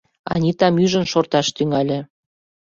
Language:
Mari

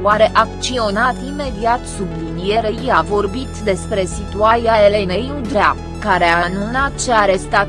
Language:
Romanian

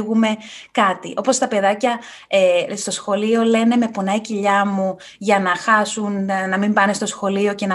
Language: Greek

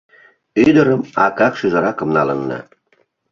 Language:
Mari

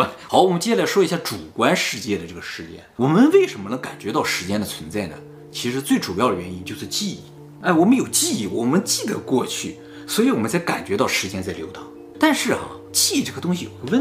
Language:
Chinese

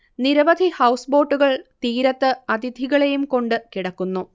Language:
Malayalam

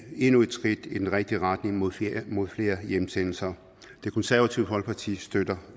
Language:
Danish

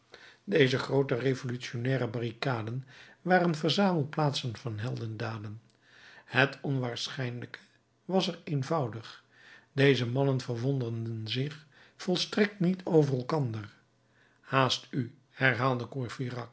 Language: Dutch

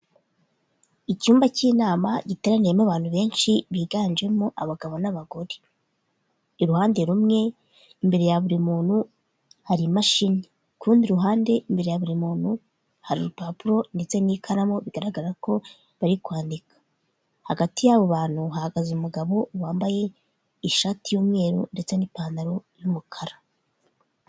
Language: Kinyarwanda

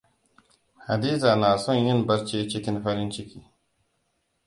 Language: Hausa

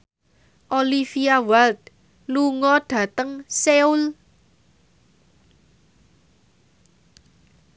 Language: Javanese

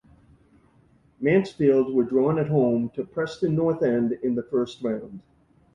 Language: English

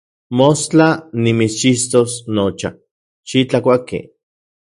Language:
Central Puebla Nahuatl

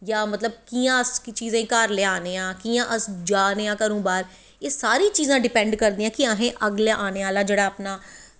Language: Dogri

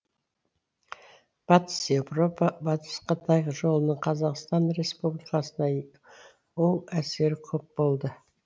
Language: Kazakh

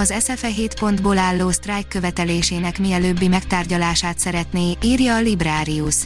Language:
Hungarian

